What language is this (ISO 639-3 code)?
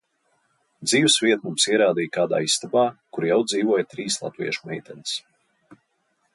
lav